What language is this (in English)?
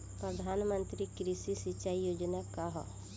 Bhojpuri